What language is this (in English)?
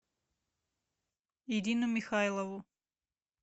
Russian